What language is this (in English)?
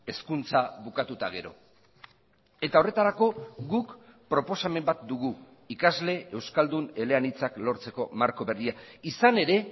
Basque